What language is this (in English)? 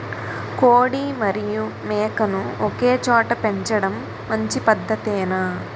Telugu